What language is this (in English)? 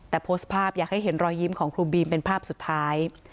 Thai